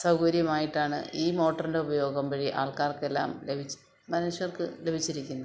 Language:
Malayalam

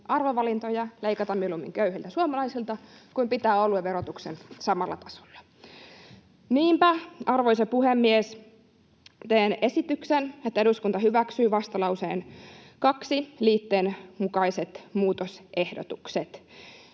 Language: Finnish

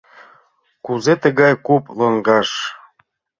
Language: Mari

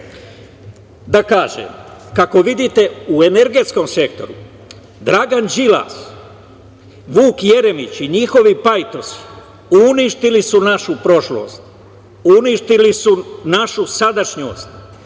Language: Serbian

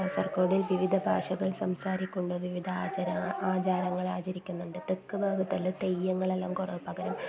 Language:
Malayalam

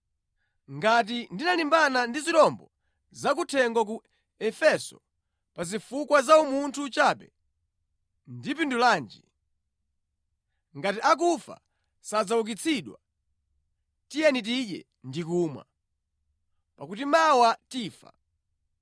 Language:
Nyanja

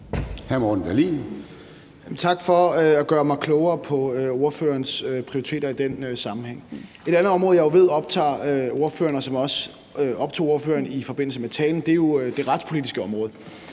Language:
Danish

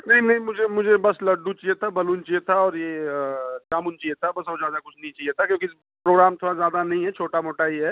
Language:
Hindi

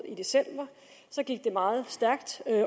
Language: Danish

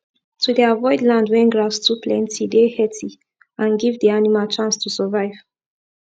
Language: Nigerian Pidgin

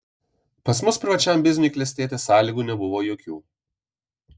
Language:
Lithuanian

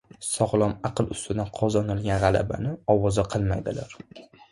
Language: Uzbek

